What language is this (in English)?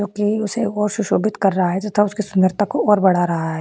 Hindi